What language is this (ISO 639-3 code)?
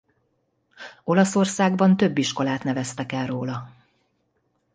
hun